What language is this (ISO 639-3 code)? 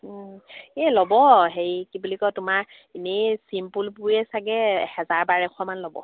asm